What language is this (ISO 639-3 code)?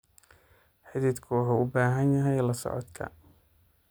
som